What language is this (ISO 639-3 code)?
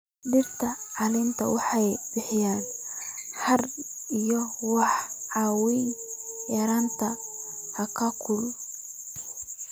som